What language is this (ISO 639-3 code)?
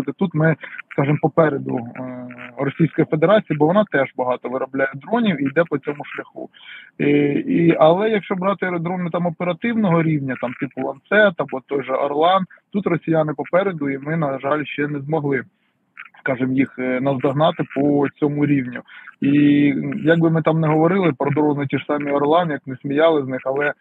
ukr